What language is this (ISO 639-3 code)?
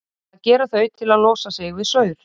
isl